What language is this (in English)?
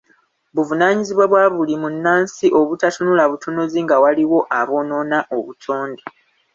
Ganda